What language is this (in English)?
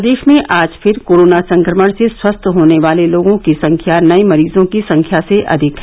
Hindi